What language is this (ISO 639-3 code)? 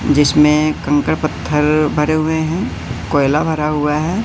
hin